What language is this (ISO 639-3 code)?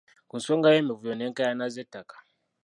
lug